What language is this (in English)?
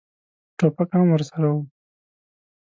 Pashto